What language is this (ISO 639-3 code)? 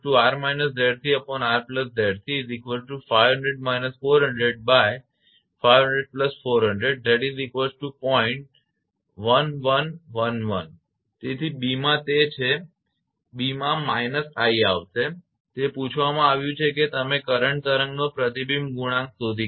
guj